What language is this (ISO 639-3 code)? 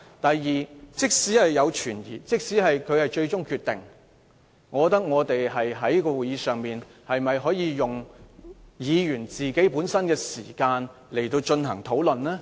yue